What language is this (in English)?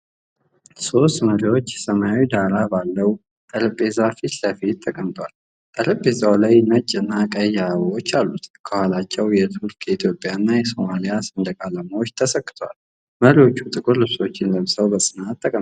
Amharic